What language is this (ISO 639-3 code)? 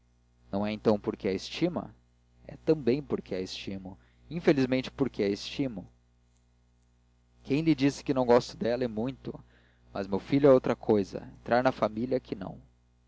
por